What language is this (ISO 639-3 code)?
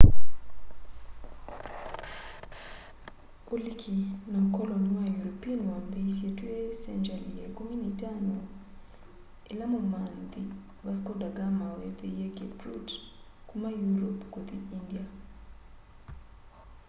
kam